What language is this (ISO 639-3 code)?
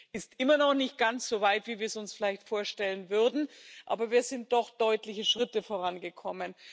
deu